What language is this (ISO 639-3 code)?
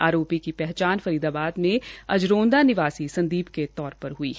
hin